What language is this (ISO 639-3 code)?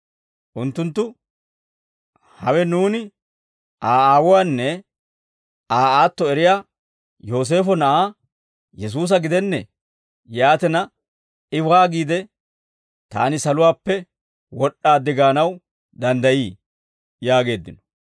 dwr